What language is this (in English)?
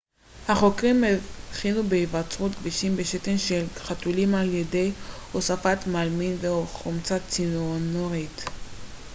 Hebrew